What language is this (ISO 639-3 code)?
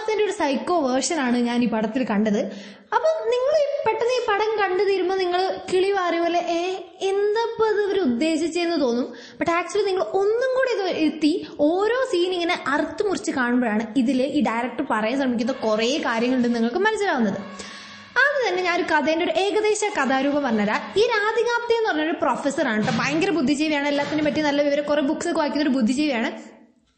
mal